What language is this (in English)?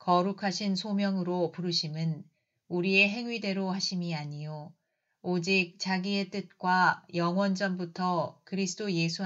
Korean